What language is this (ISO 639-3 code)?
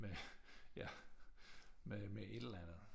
dan